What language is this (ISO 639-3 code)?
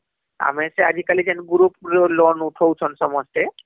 ori